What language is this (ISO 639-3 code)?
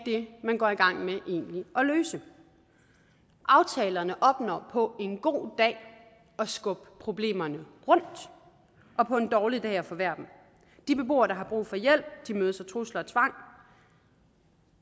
dan